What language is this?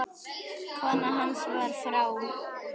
Icelandic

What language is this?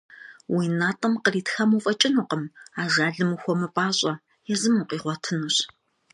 Kabardian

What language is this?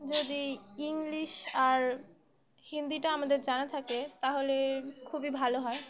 Bangla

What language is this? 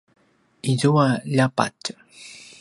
Paiwan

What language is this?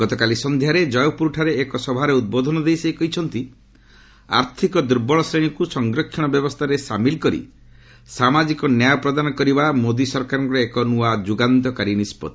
Odia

